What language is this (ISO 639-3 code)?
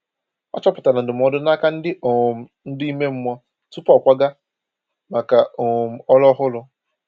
ibo